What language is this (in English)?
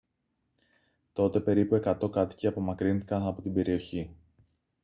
Greek